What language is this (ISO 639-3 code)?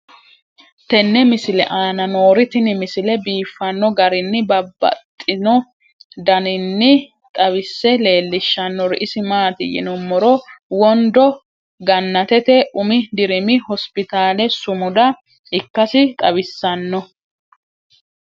sid